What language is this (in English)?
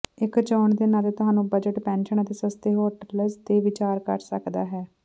Punjabi